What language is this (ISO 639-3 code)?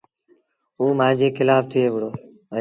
sbn